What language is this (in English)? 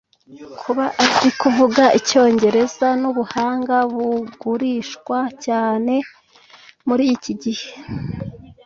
Kinyarwanda